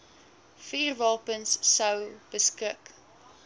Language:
Afrikaans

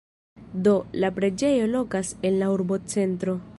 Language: Esperanto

